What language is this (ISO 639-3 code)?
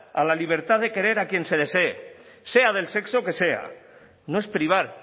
spa